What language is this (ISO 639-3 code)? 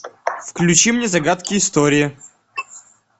rus